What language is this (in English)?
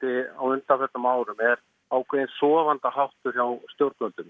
Icelandic